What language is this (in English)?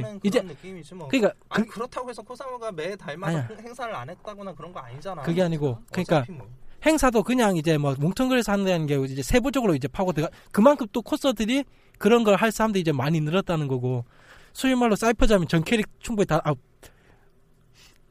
Korean